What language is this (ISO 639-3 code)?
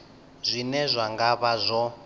ven